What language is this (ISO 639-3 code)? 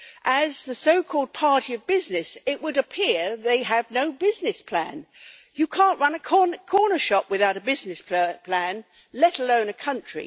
eng